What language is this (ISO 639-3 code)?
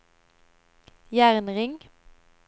nor